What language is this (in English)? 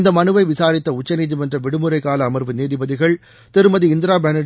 Tamil